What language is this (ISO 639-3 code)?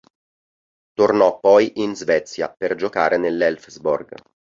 ita